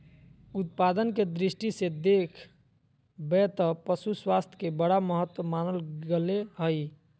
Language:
Magahi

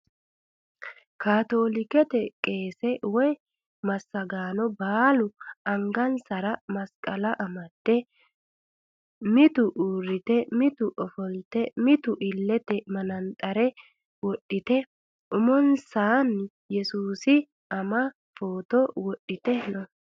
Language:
Sidamo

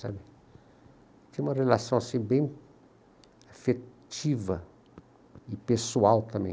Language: Portuguese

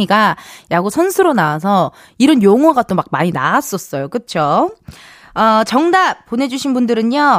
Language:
Korean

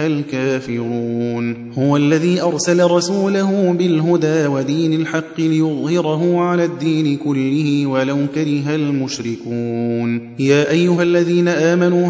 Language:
Arabic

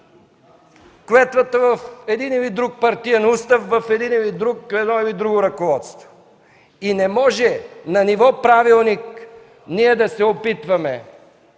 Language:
Bulgarian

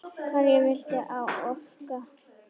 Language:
Icelandic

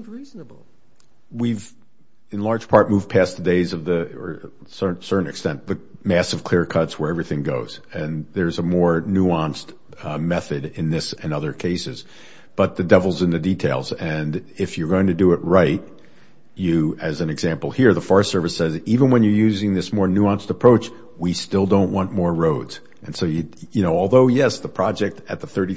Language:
English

